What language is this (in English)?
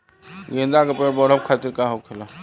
Bhojpuri